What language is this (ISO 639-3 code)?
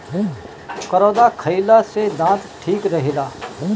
bho